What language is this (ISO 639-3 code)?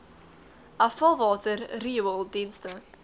afr